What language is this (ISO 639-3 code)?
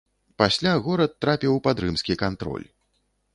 bel